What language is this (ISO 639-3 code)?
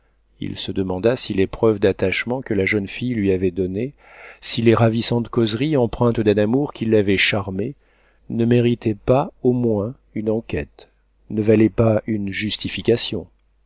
fra